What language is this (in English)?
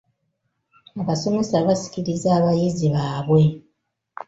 Ganda